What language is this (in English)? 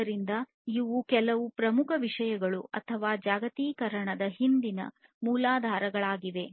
Kannada